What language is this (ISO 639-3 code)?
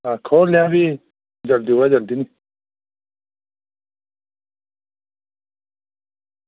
doi